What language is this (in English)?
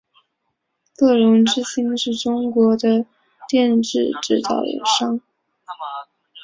Chinese